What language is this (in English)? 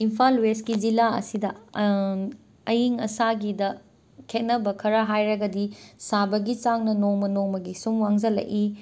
Manipuri